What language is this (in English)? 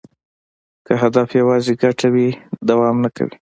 Pashto